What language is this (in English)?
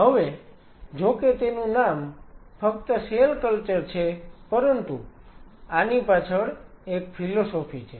Gujarati